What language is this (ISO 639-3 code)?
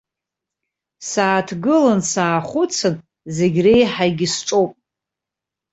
abk